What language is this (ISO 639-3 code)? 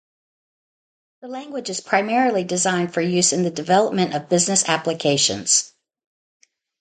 eng